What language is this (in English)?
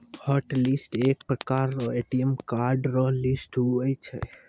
Maithili